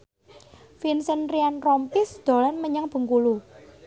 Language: Javanese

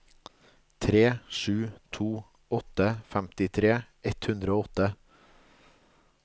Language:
Norwegian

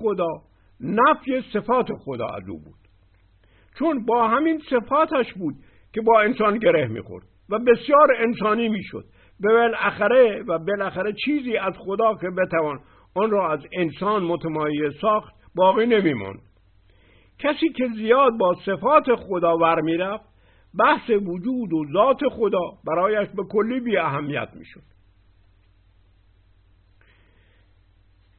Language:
Persian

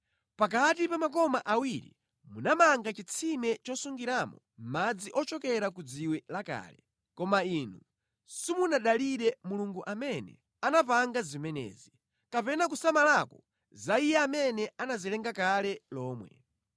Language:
Nyanja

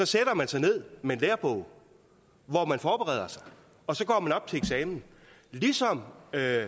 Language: Danish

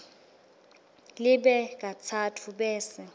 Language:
Swati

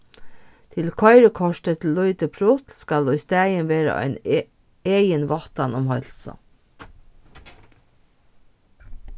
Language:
Faroese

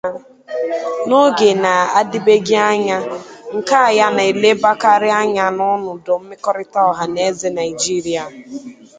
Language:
Igbo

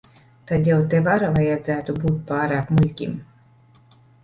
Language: Latvian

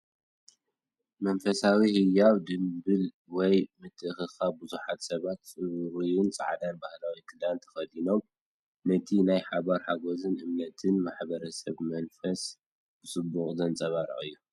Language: Tigrinya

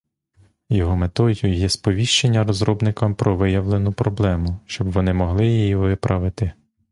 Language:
Ukrainian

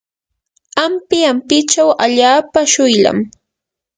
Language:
Yanahuanca Pasco Quechua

